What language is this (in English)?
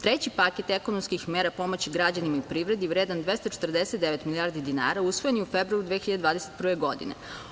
Serbian